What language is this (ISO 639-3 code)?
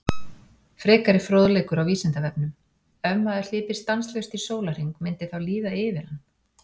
isl